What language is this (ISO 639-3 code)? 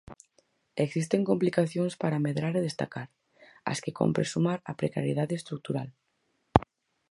glg